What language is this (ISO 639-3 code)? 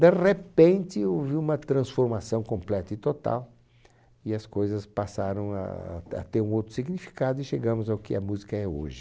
por